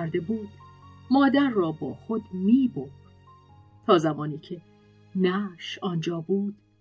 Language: Persian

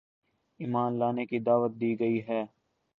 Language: Urdu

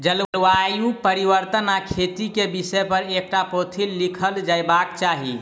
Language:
Maithili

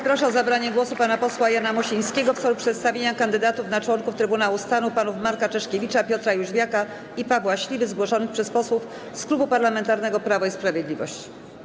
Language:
Polish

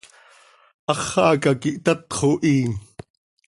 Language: Seri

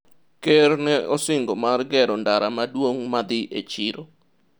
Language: Luo (Kenya and Tanzania)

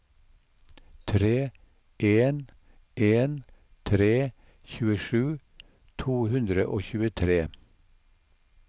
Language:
Norwegian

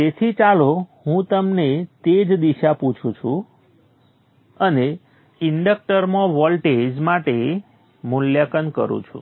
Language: Gujarati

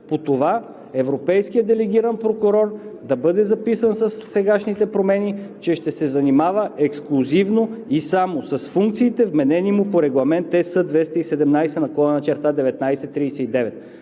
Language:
Bulgarian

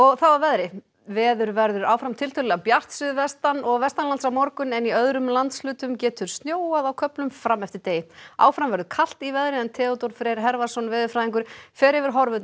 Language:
Icelandic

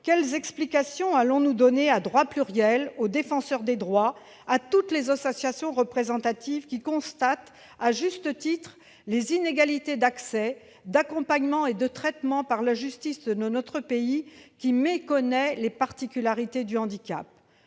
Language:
French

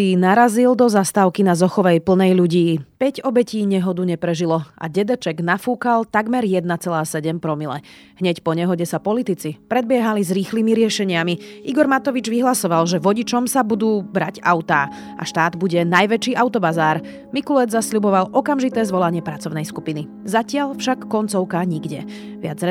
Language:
Slovak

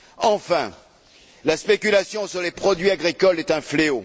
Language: French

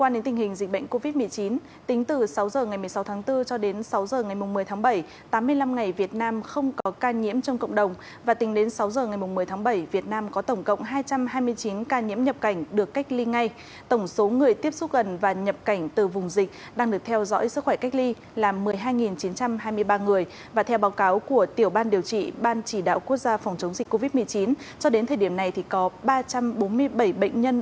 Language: Vietnamese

